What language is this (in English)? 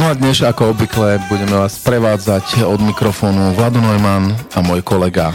Slovak